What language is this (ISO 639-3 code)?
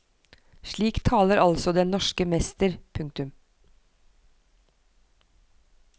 nor